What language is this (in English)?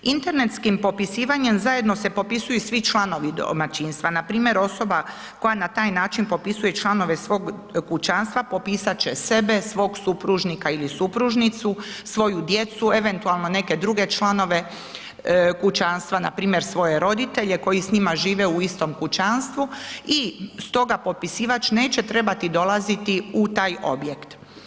Croatian